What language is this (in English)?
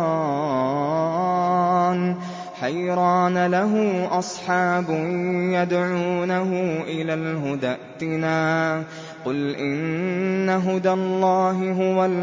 Arabic